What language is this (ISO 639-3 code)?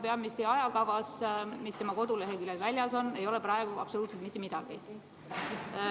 est